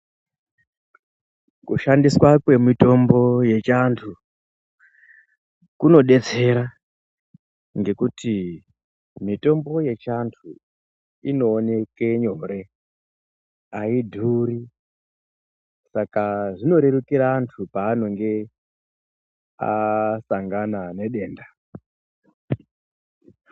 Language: Ndau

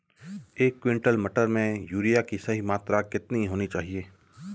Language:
Hindi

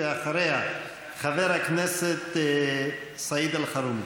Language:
Hebrew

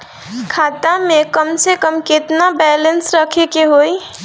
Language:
Bhojpuri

